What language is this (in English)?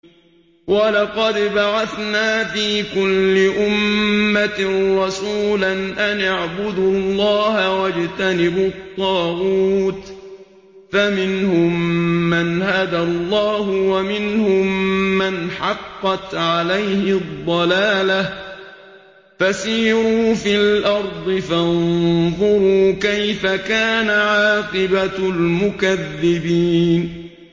Arabic